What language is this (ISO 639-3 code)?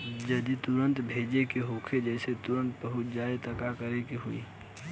bho